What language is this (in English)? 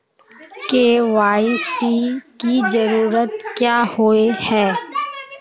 Magahi